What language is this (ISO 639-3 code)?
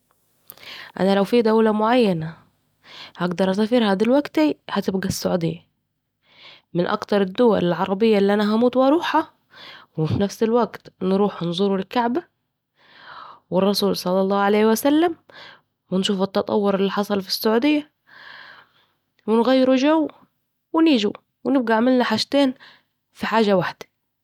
aec